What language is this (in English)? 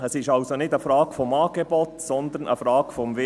Swiss German